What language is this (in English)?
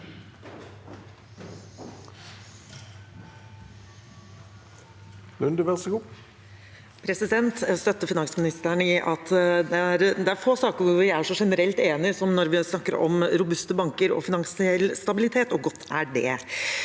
Norwegian